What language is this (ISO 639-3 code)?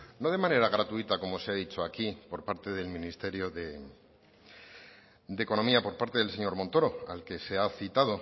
spa